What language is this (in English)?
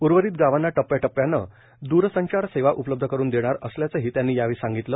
Marathi